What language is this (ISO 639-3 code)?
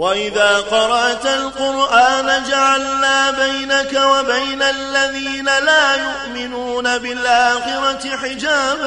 ara